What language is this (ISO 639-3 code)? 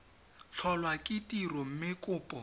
tsn